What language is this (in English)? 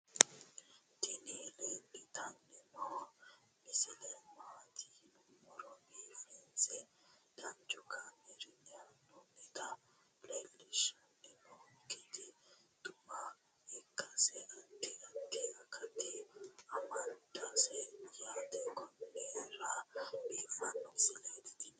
Sidamo